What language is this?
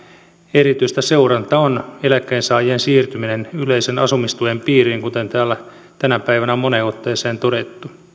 Finnish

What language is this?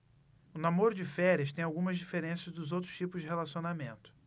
Portuguese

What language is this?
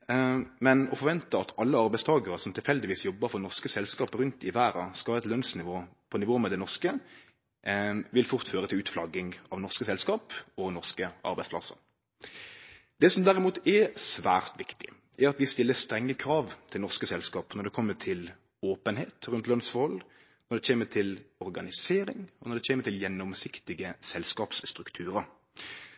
Norwegian Nynorsk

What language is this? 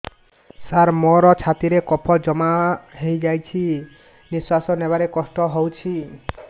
Odia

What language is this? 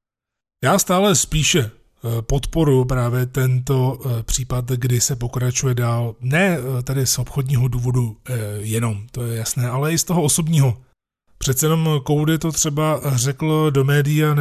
Czech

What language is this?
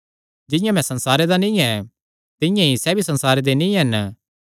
Kangri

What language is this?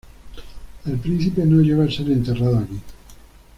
Spanish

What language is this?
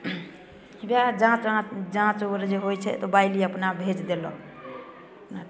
Maithili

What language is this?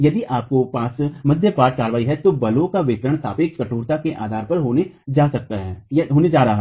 Hindi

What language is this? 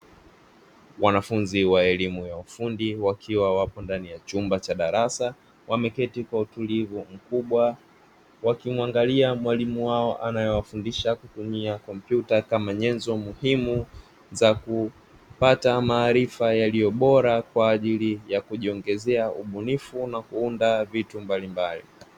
Swahili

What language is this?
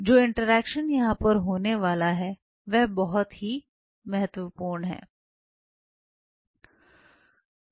Hindi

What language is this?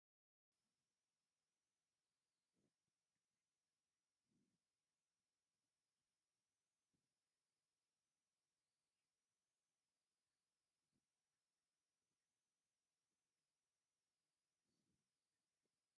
Tigrinya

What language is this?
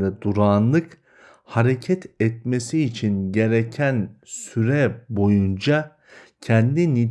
Turkish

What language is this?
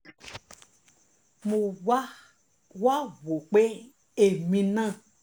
Yoruba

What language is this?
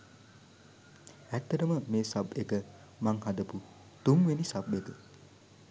Sinhala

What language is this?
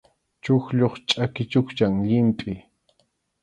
Arequipa-La Unión Quechua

